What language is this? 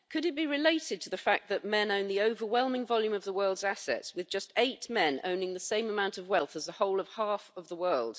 English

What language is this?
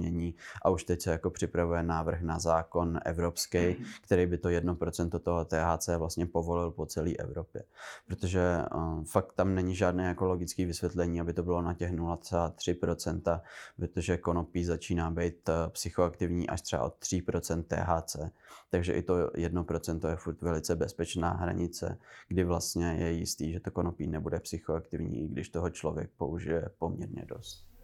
Czech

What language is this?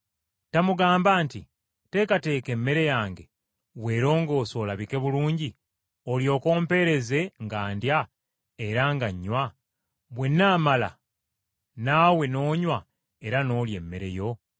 Ganda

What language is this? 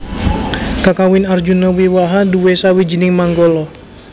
Javanese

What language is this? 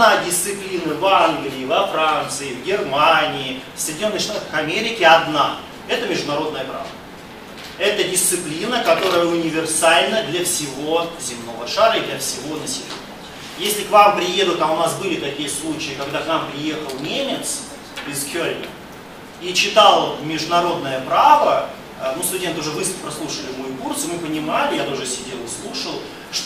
Russian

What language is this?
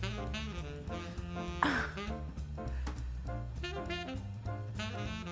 Korean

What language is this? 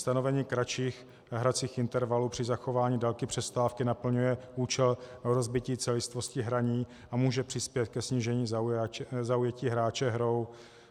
Czech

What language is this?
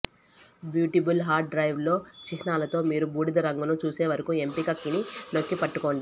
Telugu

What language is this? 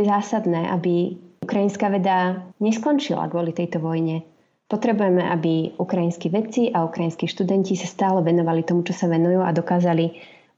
Slovak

